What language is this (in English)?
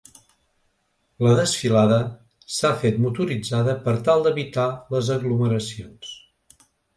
Catalan